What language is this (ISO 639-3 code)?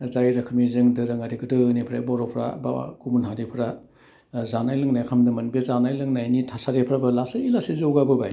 brx